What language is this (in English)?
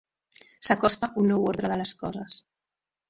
Catalan